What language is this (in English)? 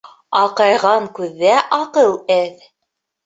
Bashkir